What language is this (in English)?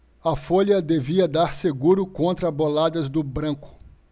Portuguese